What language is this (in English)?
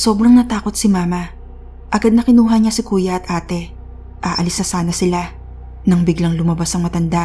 Filipino